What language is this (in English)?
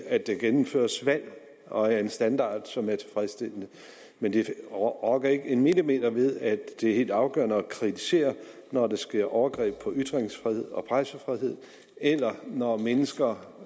Danish